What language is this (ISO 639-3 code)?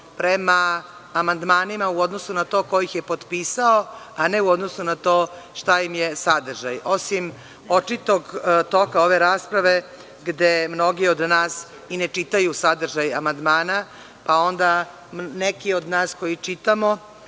srp